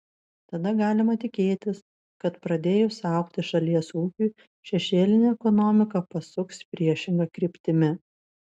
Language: Lithuanian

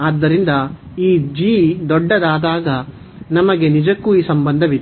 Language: Kannada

